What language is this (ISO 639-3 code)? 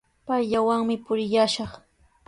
qws